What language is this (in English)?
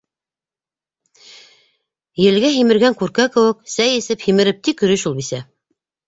Bashkir